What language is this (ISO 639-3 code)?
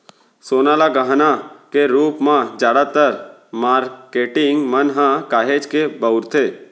hne